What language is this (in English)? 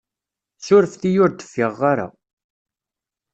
Kabyle